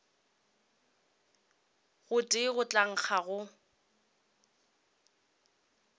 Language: Northern Sotho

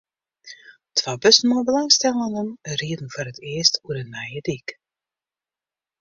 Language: Western Frisian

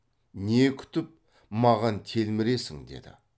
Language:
Kazakh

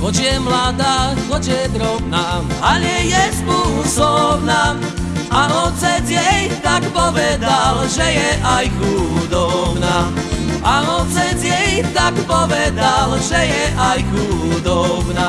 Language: Slovak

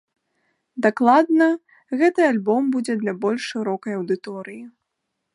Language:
Belarusian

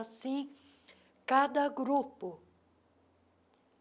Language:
Portuguese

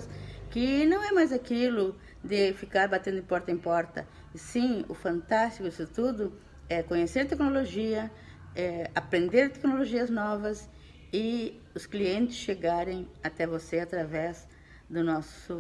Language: Portuguese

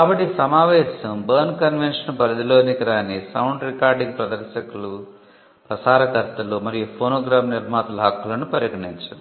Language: Telugu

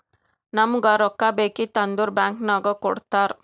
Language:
Kannada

